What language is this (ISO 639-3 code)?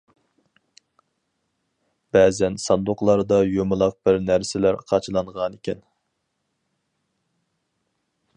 uig